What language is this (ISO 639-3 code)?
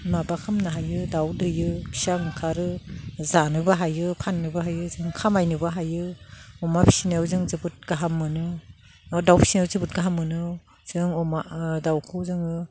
brx